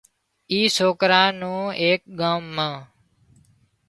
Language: Wadiyara Koli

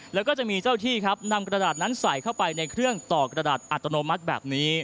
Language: Thai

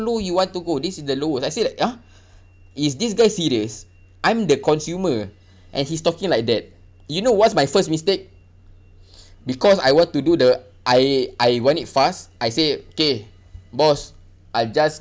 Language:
English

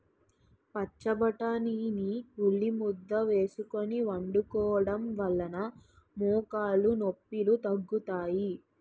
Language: Telugu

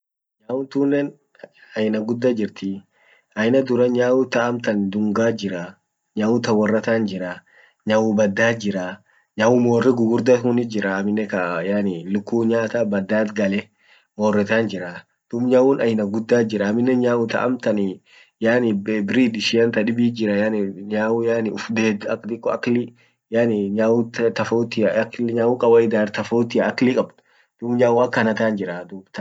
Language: Orma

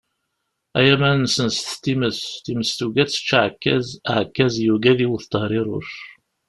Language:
Kabyle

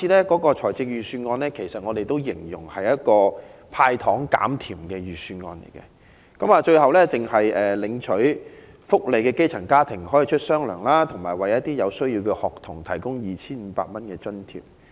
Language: Cantonese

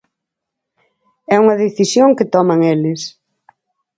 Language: Galician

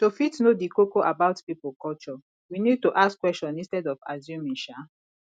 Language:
Nigerian Pidgin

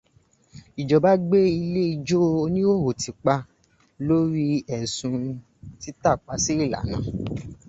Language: Yoruba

